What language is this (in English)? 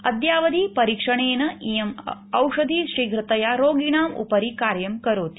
Sanskrit